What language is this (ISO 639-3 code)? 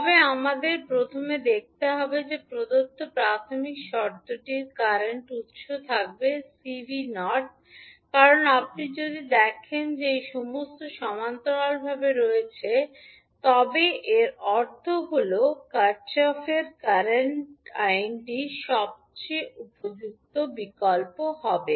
ben